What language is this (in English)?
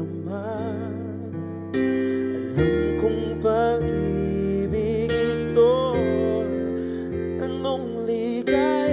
Spanish